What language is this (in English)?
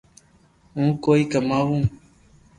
Loarki